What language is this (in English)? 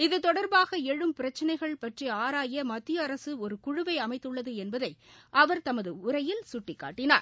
Tamil